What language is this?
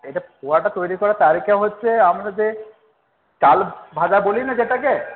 Bangla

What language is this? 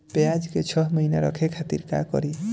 Bhojpuri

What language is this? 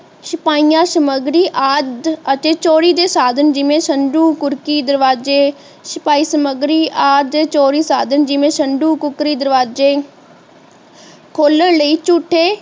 Punjabi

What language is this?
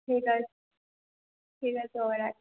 Bangla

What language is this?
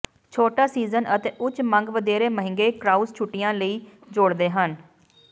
Punjabi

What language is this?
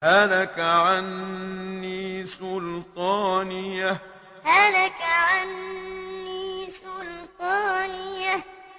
Arabic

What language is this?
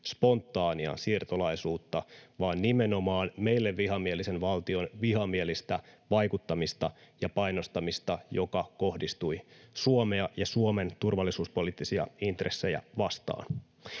Finnish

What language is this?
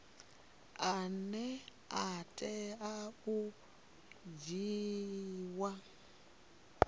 Venda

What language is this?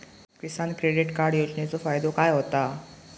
Marathi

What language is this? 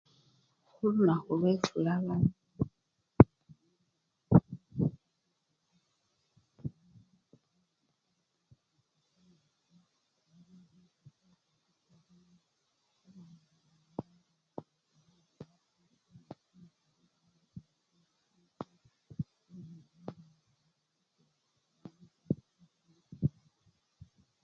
Luyia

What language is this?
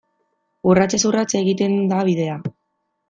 Basque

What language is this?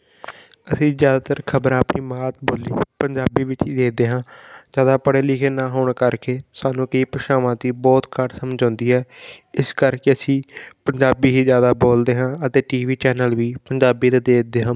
Punjabi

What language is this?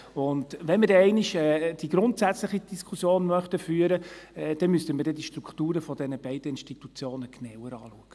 Swiss German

